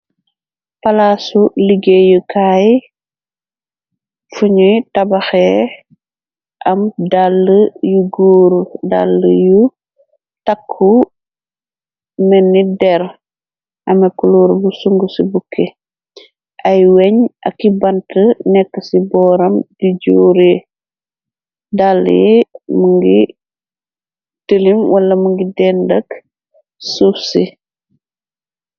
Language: Wolof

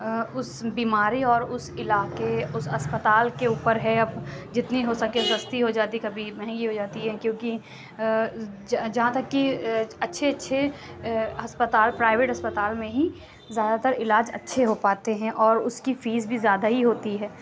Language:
Urdu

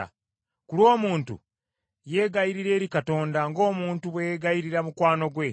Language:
Ganda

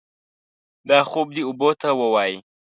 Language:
Pashto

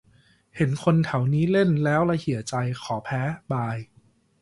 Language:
Thai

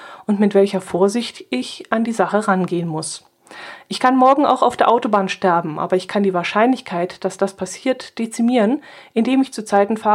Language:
German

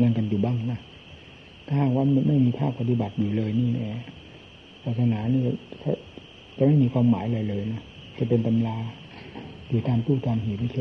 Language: Thai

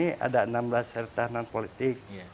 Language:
Indonesian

